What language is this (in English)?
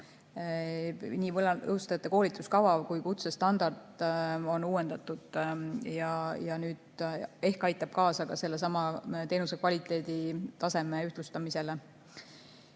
Estonian